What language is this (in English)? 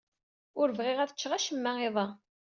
Kabyle